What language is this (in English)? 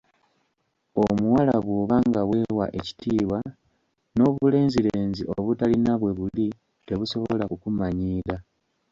Ganda